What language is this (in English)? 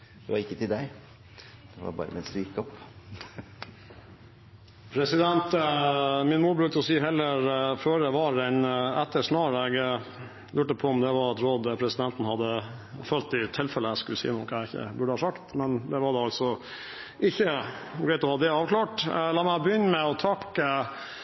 Norwegian Bokmål